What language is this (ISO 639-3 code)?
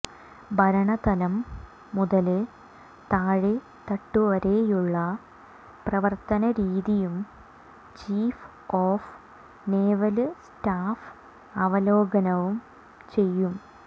mal